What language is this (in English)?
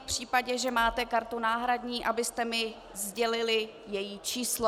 Czech